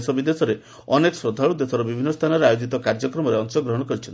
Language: Odia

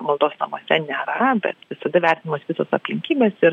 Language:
Lithuanian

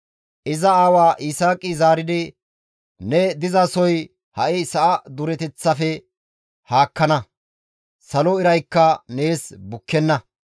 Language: Gamo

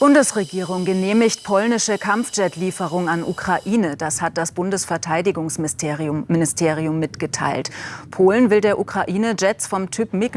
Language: German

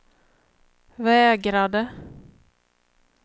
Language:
Swedish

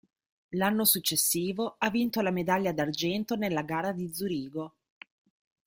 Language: Italian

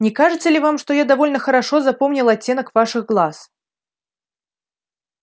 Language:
Russian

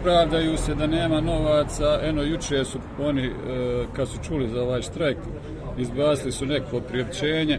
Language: Croatian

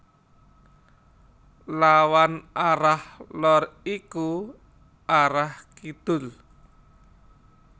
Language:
Javanese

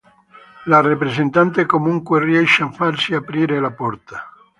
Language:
Italian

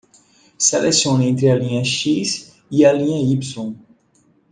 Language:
Portuguese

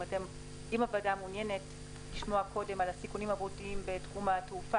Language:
Hebrew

